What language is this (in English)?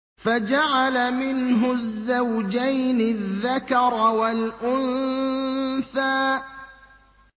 Arabic